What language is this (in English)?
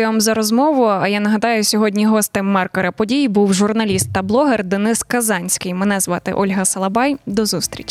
Ukrainian